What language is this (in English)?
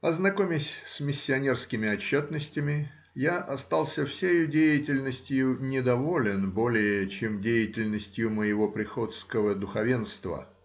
Russian